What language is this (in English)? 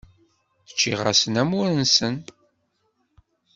Kabyle